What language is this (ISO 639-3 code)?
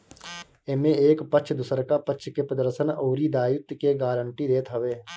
bho